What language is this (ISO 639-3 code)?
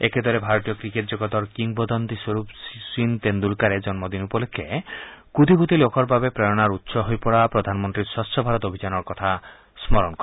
asm